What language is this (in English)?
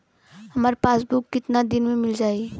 Bhojpuri